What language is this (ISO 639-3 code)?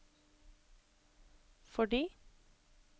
nor